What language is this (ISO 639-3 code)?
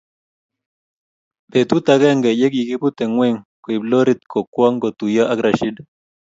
kln